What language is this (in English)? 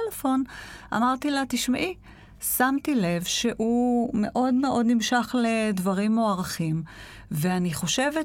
Hebrew